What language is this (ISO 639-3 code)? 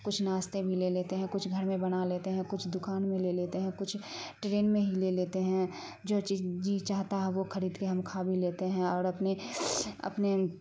urd